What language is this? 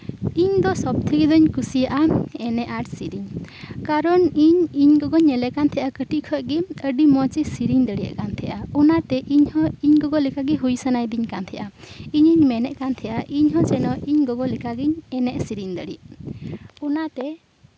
Santali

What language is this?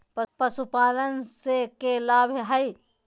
Magahi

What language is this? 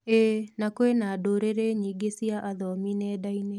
Kikuyu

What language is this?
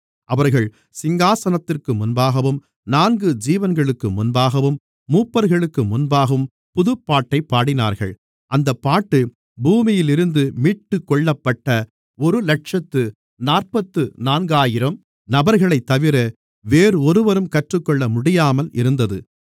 Tamil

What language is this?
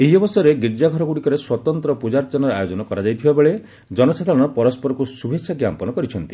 Odia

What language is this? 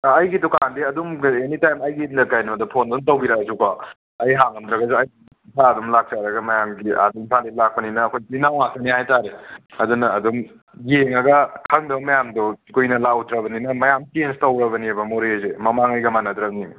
Manipuri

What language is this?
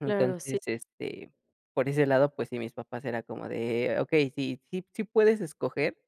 Spanish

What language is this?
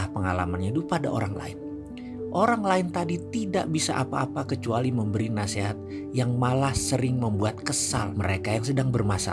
Indonesian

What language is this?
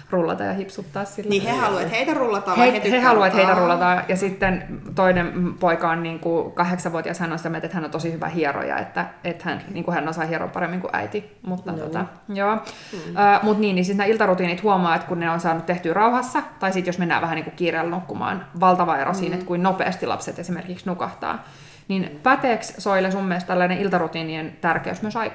Finnish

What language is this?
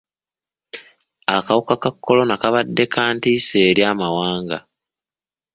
Ganda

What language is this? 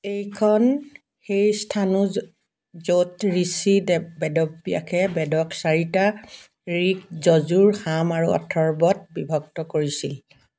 Assamese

